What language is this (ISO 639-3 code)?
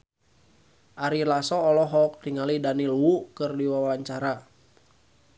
sun